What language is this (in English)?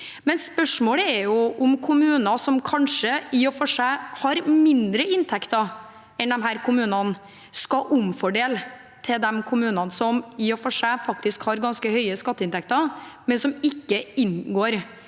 Norwegian